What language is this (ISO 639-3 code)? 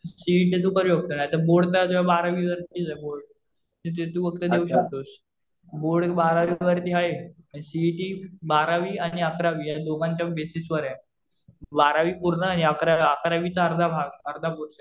mar